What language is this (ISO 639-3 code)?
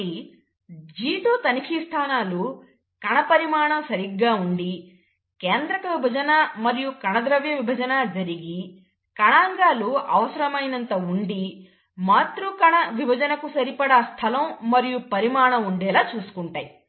tel